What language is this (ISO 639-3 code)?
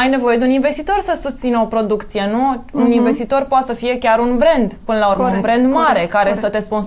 ron